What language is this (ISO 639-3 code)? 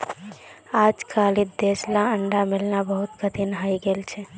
mag